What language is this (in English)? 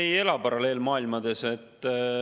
Estonian